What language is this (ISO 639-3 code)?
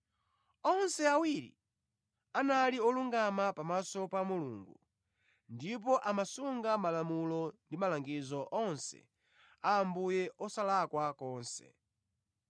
nya